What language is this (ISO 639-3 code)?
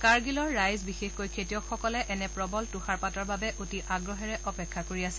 asm